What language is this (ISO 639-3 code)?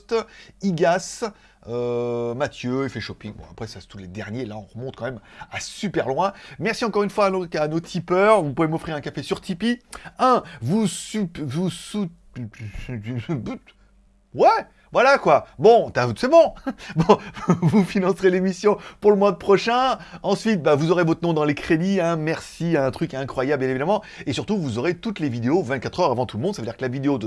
fra